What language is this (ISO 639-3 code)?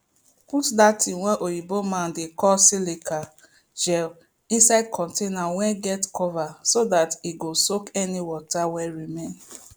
pcm